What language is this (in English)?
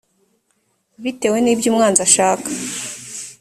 Kinyarwanda